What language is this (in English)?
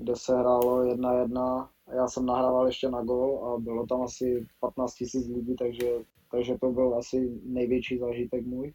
Czech